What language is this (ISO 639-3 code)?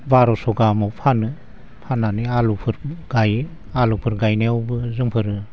brx